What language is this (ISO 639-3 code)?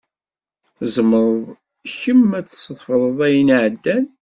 kab